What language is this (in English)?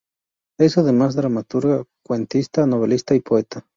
Spanish